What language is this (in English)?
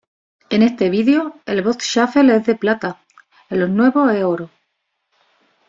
Spanish